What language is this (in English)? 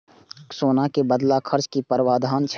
Maithili